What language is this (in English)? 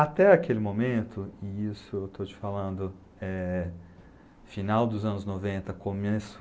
Portuguese